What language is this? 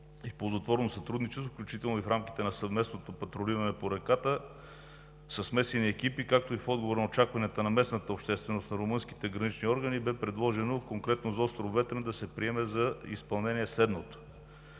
Bulgarian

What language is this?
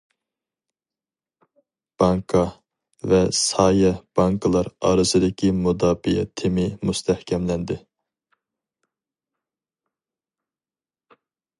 Uyghur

